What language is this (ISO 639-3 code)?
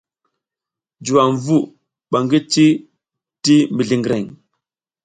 giz